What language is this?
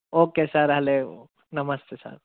Sindhi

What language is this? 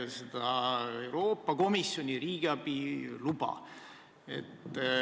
Estonian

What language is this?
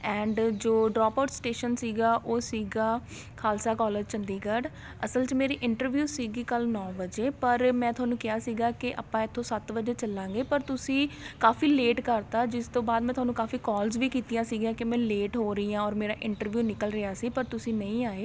Punjabi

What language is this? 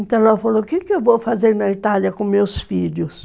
Portuguese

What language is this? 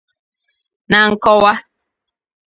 Igbo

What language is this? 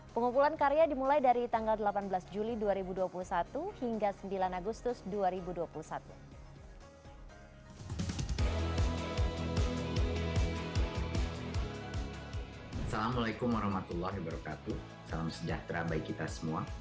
Indonesian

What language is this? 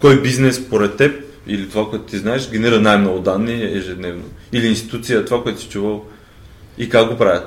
Bulgarian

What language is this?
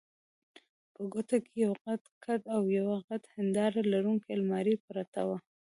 Pashto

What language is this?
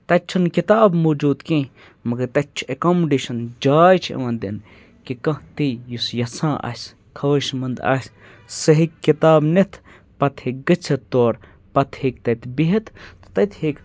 Kashmiri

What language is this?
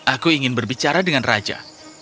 Indonesian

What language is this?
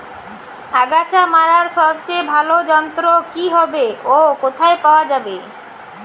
Bangla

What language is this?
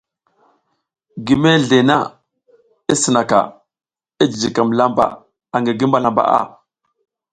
South Giziga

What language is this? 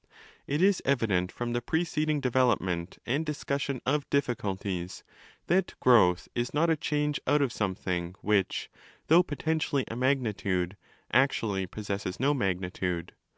English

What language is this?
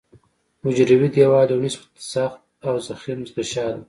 Pashto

